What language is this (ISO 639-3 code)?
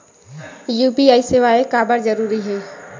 hne